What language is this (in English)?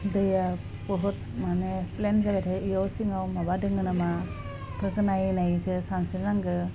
Bodo